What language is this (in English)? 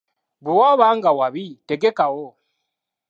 Ganda